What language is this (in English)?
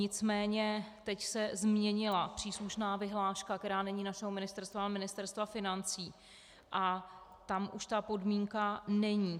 Czech